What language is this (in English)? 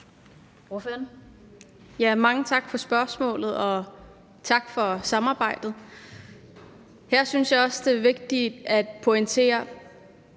Danish